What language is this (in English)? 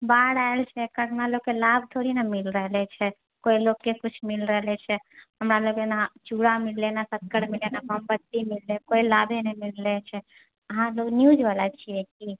Maithili